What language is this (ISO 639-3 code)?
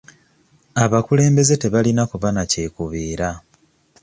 lug